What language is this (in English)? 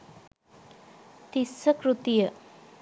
Sinhala